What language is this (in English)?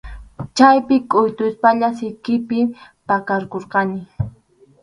Arequipa-La Unión Quechua